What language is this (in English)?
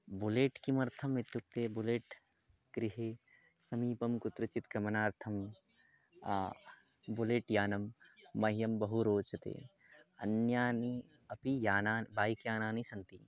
Sanskrit